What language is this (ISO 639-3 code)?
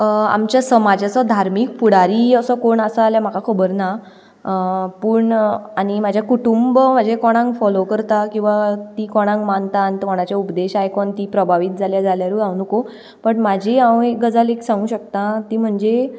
kok